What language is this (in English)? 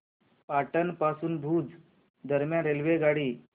Marathi